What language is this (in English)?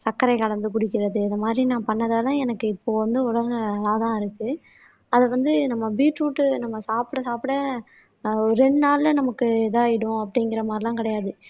Tamil